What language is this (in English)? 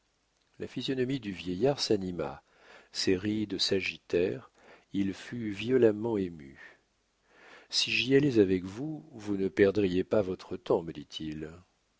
French